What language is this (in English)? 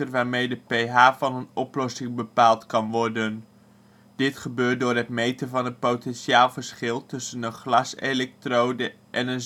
Dutch